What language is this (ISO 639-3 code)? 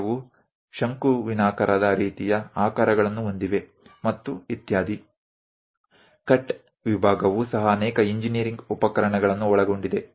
guj